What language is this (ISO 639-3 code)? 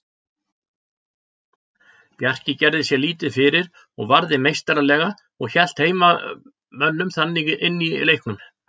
isl